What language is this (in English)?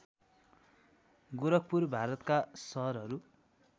Nepali